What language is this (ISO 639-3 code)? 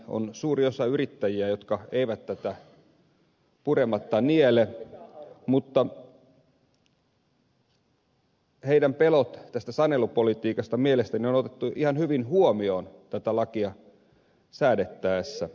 fin